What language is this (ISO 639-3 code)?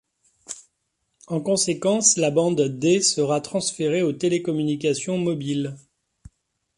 fra